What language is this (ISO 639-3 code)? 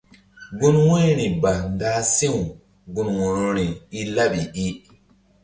mdd